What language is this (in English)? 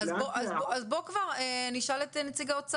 Hebrew